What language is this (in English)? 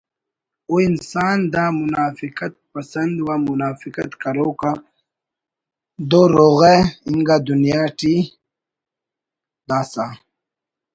Brahui